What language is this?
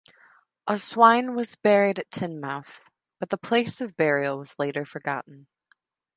English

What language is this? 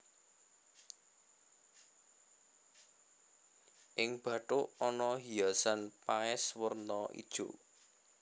Javanese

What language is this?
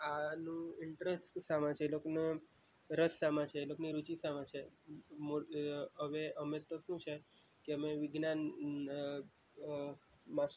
Gujarati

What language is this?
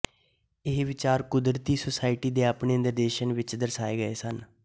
Punjabi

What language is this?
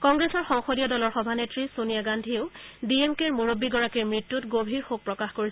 Assamese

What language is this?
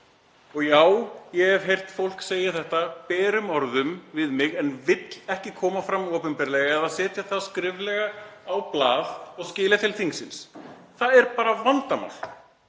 Icelandic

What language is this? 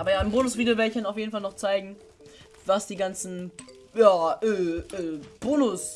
German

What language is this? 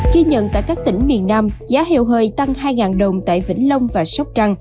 Vietnamese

